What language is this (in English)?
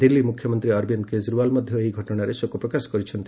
Odia